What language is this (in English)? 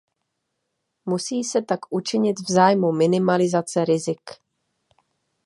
Czech